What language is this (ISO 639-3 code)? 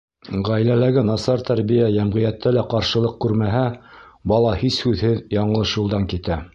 bak